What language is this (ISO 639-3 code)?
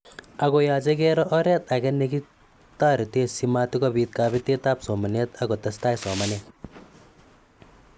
kln